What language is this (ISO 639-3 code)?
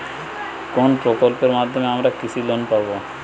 ben